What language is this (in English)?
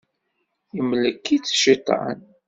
Kabyle